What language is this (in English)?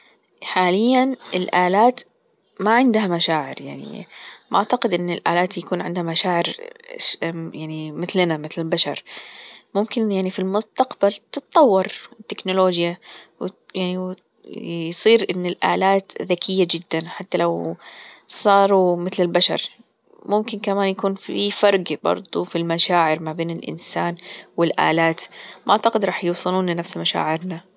Gulf Arabic